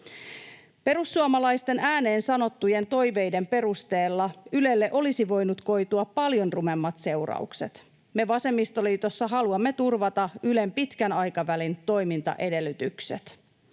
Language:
Finnish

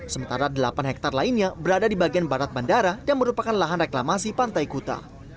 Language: Indonesian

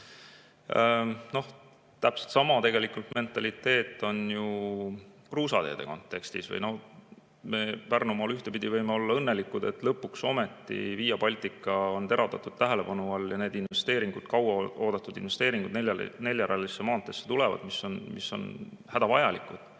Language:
Estonian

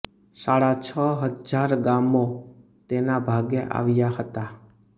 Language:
Gujarati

